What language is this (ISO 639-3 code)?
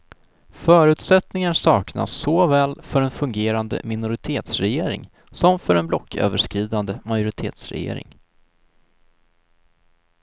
swe